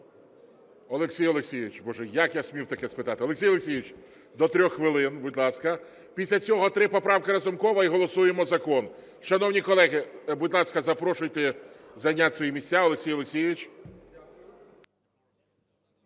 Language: Ukrainian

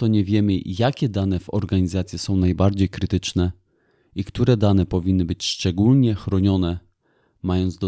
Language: Polish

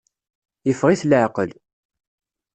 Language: Kabyle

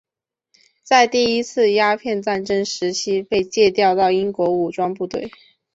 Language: Chinese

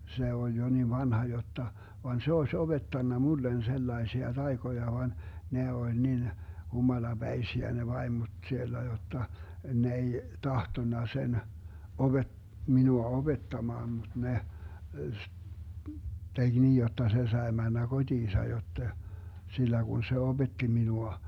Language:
Finnish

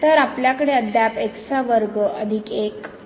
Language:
Marathi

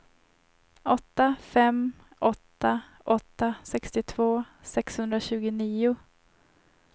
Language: Swedish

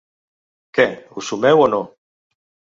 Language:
Catalan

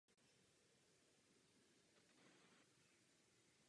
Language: Czech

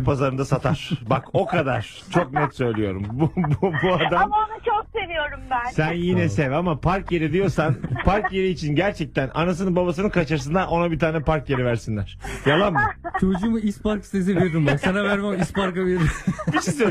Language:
Turkish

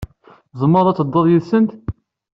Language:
Kabyle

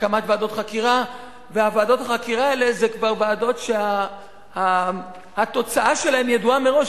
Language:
Hebrew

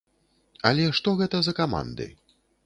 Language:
Belarusian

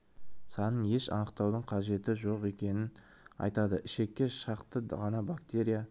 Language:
Kazakh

